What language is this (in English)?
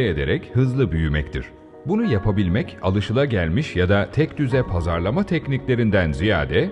Turkish